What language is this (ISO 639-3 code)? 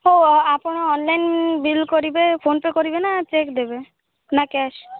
ori